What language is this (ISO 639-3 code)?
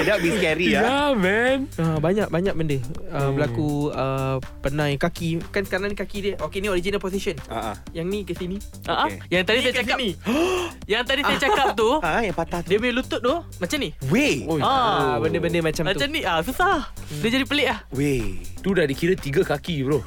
msa